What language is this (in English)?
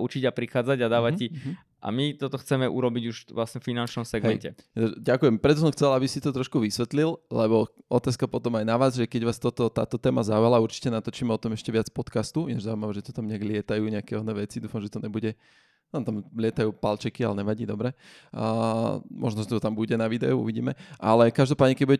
Slovak